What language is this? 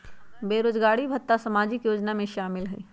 Magahi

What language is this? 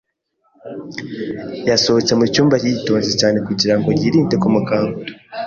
Kinyarwanda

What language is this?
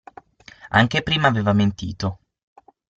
Italian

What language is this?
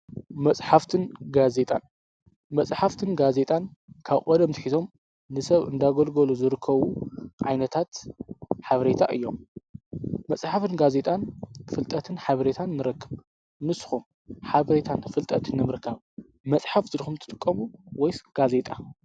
Tigrinya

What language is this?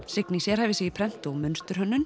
Icelandic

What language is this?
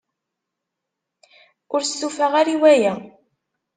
Kabyle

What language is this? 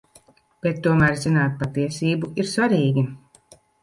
Latvian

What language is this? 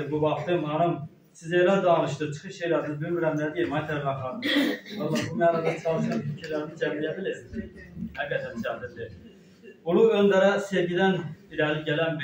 Turkish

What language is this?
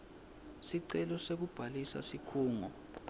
Swati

